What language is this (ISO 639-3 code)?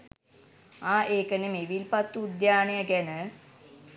sin